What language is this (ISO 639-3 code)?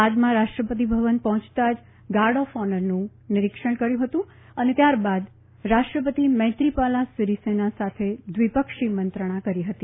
guj